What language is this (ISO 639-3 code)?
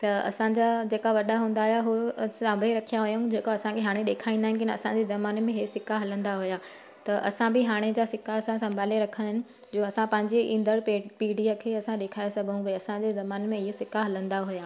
snd